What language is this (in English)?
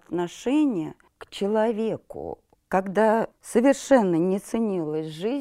Russian